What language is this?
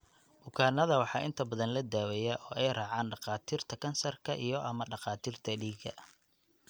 Somali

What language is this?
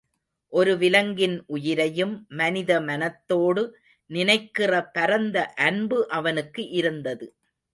Tamil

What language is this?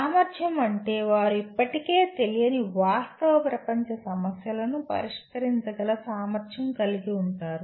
Telugu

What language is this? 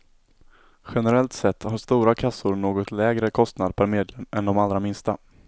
Swedish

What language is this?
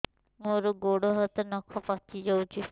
Odia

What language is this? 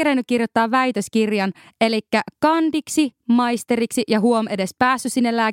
Finnish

